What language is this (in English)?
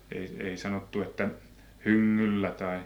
Finnish